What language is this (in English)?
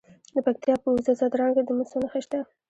Pashto